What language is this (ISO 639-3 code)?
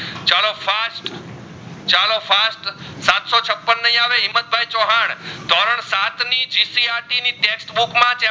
guj